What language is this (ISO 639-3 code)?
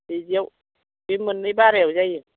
brx